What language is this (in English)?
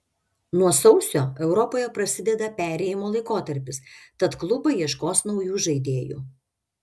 Lithuanian